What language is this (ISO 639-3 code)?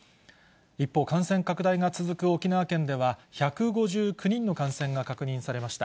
jpn